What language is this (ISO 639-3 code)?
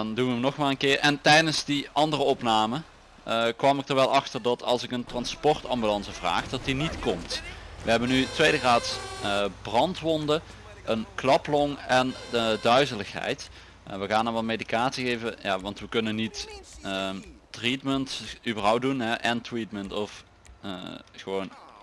nld